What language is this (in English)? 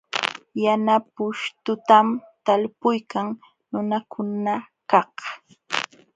Jauja Wanca Quechua